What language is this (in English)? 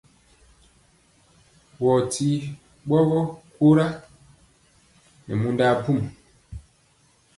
Mpiemo